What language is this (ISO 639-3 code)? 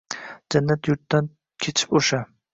uzb